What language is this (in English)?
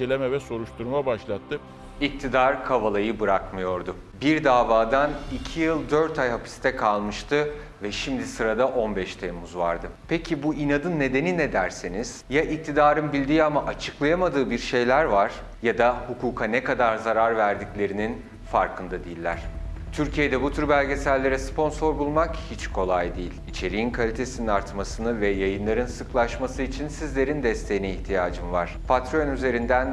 Turkish